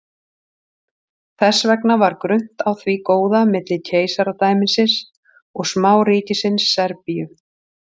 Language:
Icelandic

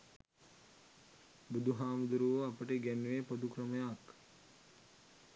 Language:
Sinhala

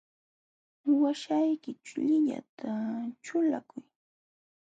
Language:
Jauja Wanca Quechua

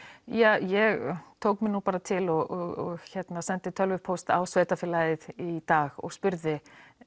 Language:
Icelandic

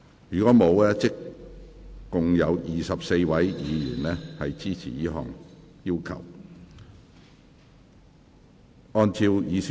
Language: Cantonese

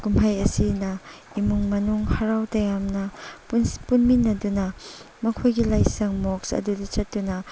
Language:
Manipuri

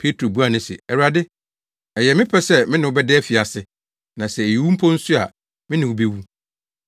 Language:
Akan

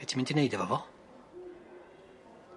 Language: Welsh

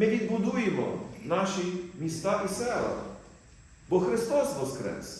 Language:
Ukrainian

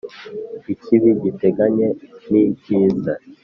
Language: Kinyarwanda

